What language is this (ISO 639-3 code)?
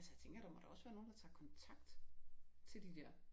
dan